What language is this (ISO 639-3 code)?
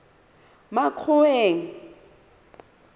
sot